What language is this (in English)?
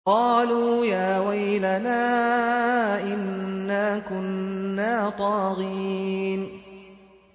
Arabic